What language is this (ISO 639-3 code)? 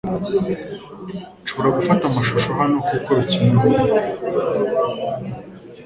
kin